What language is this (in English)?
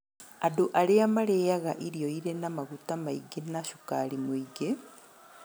Kikuyu